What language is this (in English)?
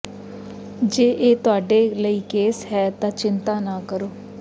Punjabi